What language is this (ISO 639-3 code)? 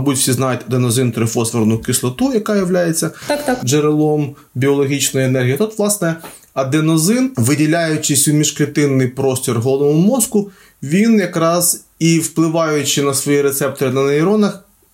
ukr